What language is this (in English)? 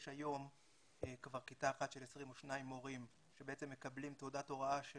Hebrew